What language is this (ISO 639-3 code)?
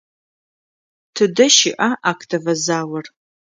ady